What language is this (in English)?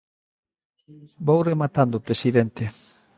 Galician